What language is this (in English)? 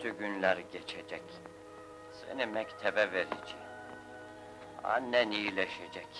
Turkish